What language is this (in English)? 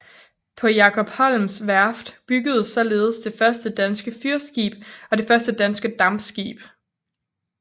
Danish